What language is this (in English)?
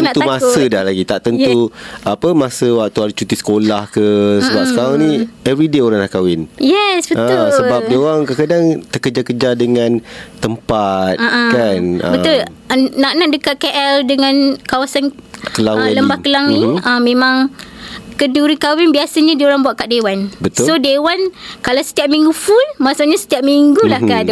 Malay